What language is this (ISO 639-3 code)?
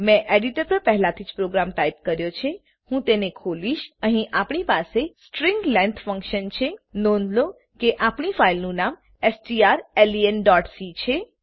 guj